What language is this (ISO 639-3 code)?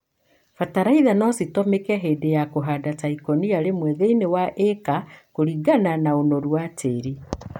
kik